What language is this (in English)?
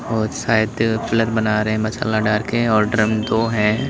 Hindi